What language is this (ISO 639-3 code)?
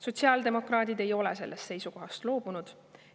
est